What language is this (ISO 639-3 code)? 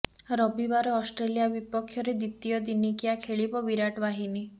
ori